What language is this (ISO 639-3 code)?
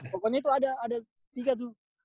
ind